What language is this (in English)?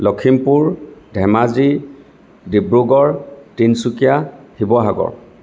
Assamese